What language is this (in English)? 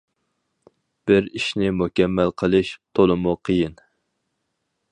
Uyghur